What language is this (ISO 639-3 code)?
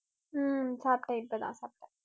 tam